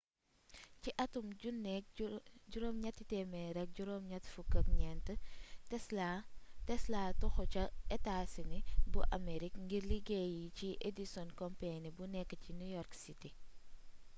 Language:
Wolof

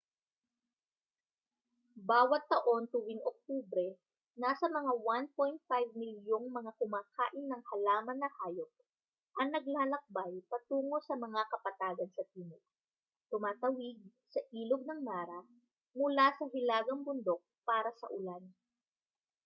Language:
Filipino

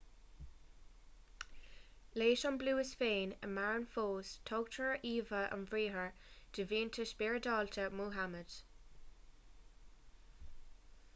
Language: Irish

